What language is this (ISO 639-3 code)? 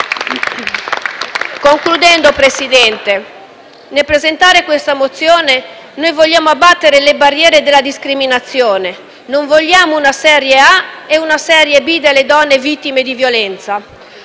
ita